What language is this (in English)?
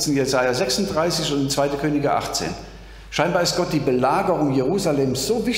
German